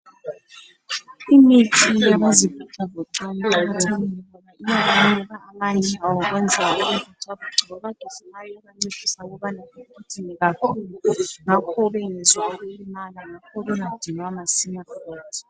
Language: North Ndebele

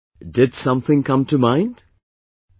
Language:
English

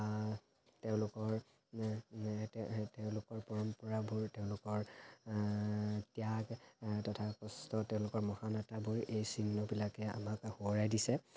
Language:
Assamese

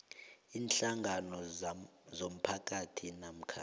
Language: South Ndebele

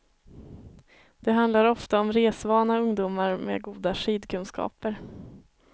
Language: Swedish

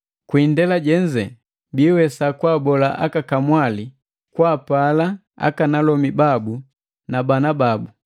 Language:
Matengo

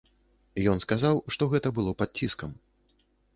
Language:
Belarusian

